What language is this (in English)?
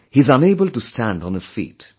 English